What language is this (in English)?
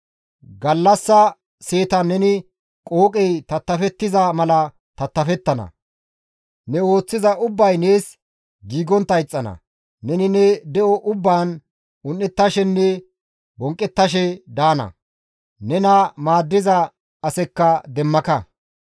Gamo